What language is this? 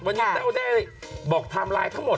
Thai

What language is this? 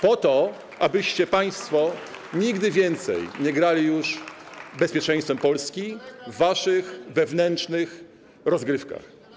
Polish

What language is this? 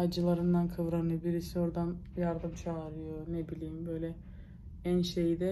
Turkish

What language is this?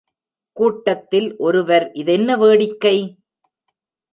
Tamil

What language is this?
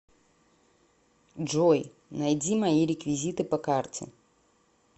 Russian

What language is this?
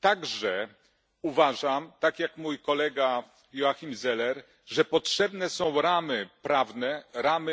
Polish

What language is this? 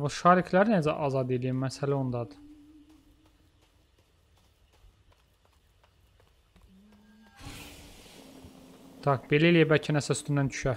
Turkish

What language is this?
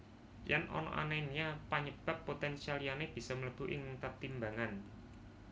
Javanese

